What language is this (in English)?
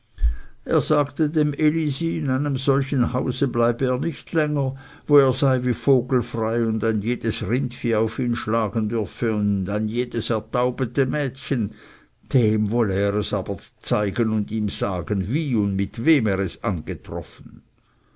German